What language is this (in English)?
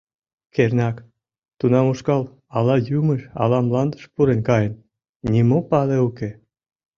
Mari